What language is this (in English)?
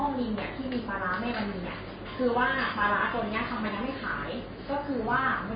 Thai